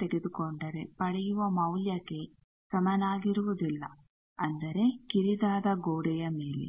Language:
Kannada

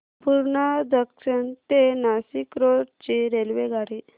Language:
Marathi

